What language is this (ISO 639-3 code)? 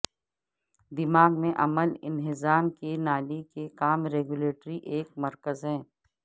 urd